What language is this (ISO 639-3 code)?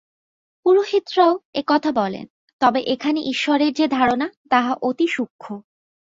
ben